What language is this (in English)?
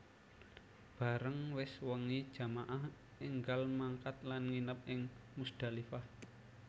Javanese